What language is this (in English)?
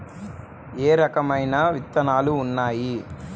Telugu